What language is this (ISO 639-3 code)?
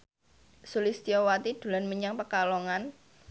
jav